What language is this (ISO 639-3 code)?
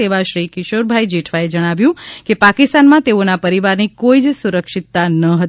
guj